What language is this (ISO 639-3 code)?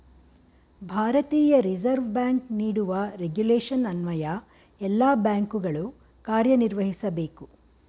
kan